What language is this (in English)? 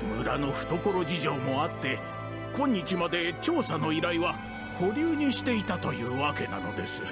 Japanese